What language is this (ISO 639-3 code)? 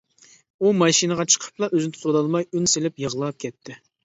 uig